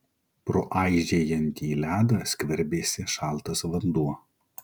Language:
Lithuanian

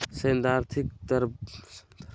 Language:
Magahi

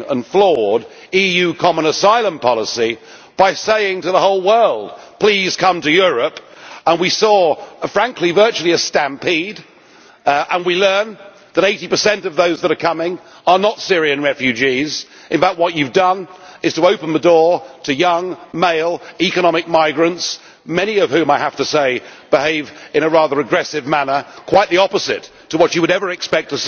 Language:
English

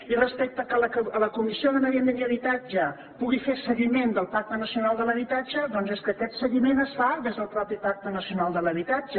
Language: Catalan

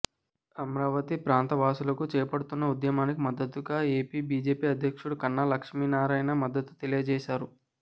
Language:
Telugu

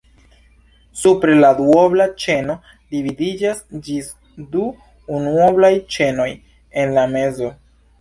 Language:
Esperanto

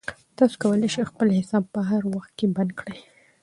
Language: Pashto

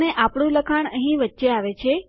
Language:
Gujarati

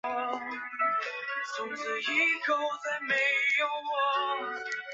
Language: Chinese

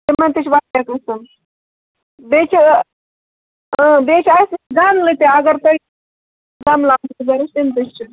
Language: Kashmiri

